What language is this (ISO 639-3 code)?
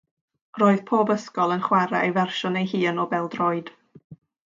cym